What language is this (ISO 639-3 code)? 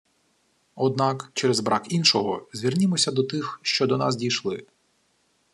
ukr